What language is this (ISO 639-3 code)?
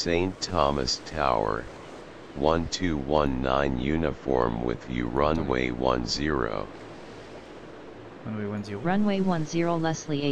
fra